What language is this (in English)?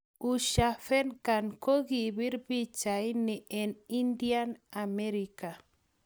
Kalenjin